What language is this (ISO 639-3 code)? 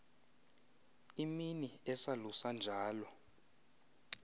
xho